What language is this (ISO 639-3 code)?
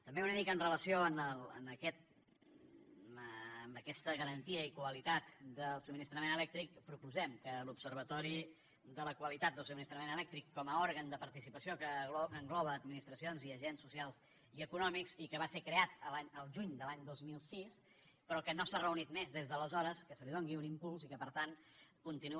cat